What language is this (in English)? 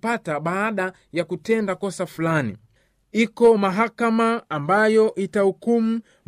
Swahili